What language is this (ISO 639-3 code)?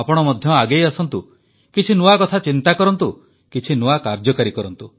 ori